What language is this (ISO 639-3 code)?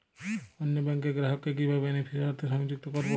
ben